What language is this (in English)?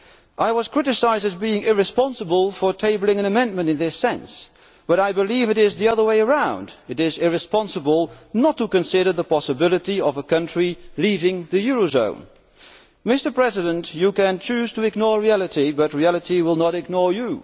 English